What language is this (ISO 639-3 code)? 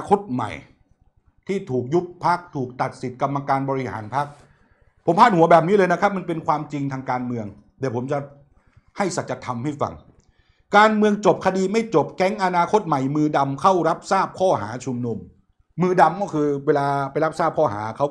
tha